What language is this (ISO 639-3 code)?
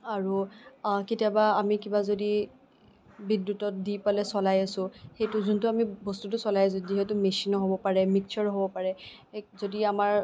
asm